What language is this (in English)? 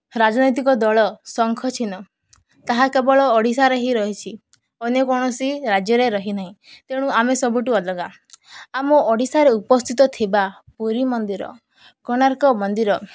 Odia